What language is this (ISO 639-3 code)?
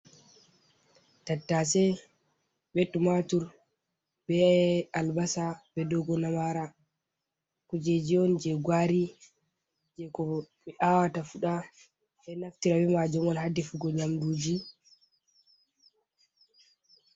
ful